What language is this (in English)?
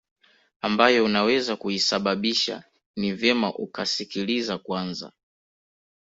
Swahili